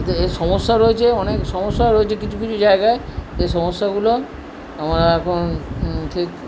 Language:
Bangla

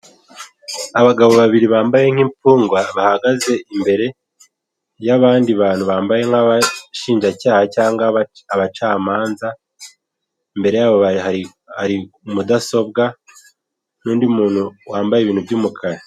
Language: Kinyarwanda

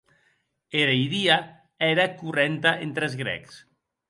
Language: Occitan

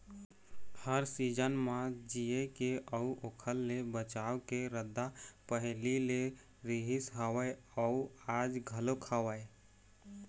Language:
Chhattisgarhi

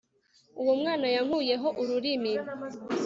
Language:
Kinyarwanda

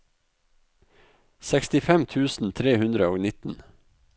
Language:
Norwegian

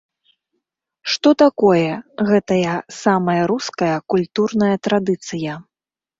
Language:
Belarusian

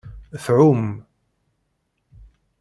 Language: Kabyle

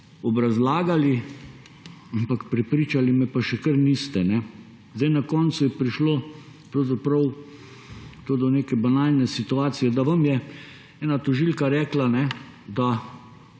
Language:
Slovenian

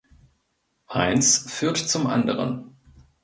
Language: German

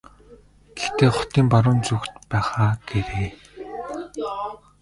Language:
Mongolian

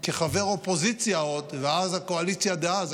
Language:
Hebrew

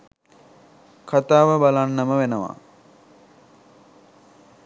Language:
Sinhala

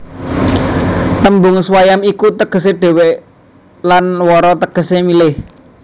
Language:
Javanese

